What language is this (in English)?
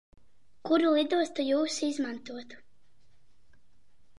Latvian